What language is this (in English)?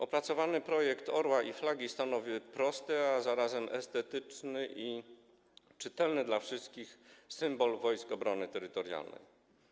Polish